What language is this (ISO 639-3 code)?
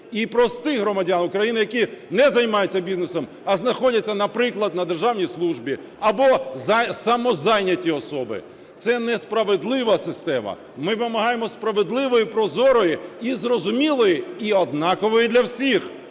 ukr